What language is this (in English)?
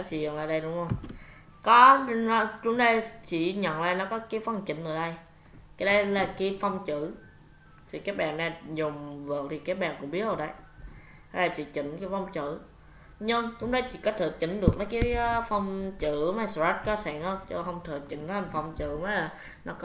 Vietnamese